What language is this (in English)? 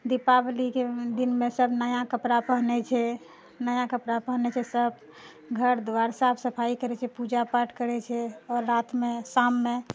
Maithili